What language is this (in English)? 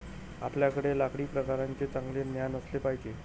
Marathi